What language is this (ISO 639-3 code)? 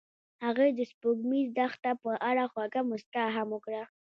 pus